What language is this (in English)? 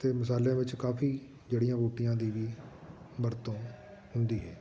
Punjabi